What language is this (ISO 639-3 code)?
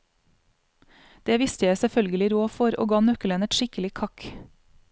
nor